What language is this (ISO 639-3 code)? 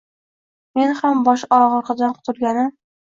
uzb